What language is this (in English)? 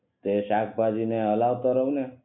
Gujarati